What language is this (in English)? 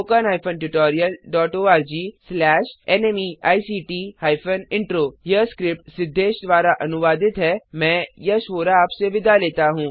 Hindi